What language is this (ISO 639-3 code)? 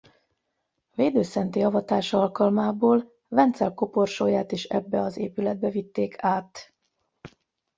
hun